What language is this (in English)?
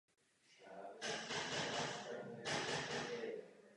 Czech